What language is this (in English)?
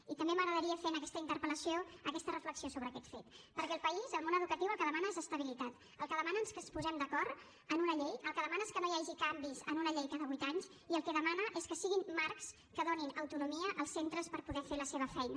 Catalan